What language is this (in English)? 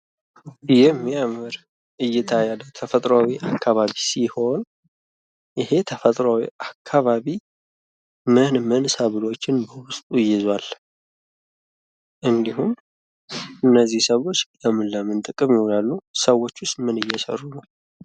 Amharic